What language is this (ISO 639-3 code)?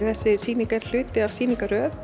isl